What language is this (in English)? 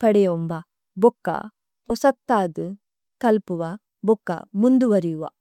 Tulu